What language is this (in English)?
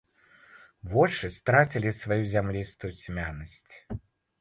Belarusian